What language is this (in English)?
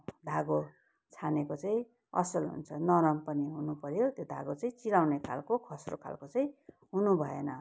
Nepali